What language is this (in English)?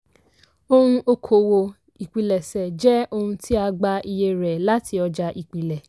Yoruba